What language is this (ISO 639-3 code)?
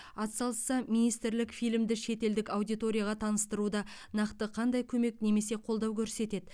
kaz